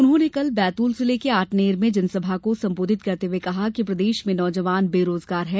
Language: Hindi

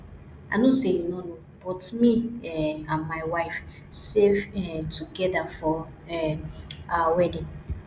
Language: Nigerian Pidgin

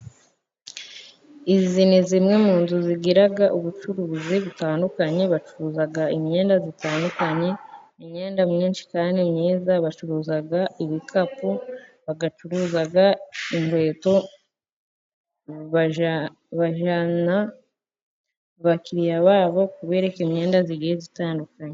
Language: Kinyarwanda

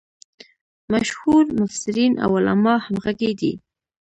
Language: Pashto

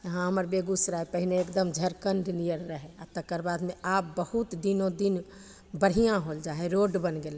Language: Maithili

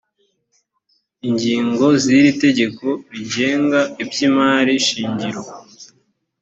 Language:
Kinyarwanda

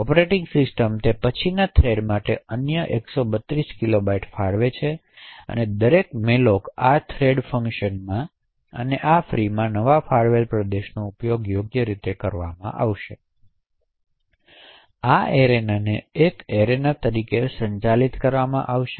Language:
Gujarati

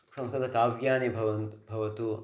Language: Sanskrit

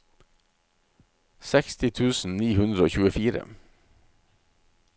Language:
Norwegian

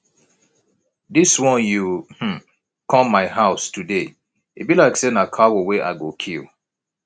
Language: Nigerian Pidgin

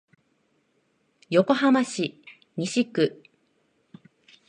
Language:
Japanese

